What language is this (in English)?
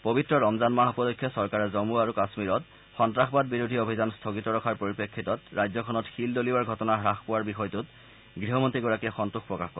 Assamese